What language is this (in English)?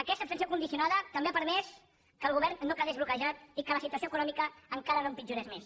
Catalan